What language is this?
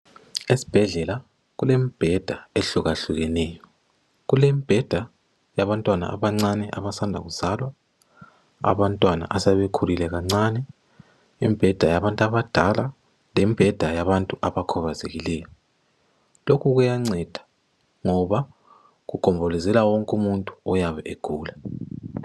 North Ndebele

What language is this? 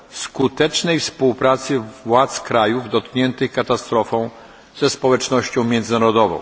Polish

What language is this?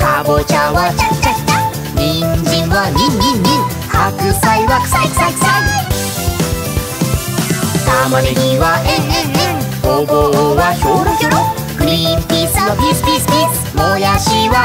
Korean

